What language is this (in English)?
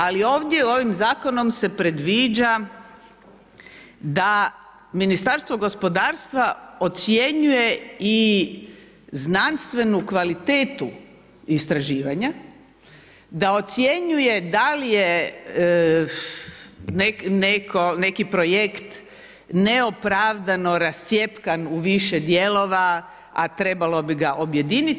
Croatian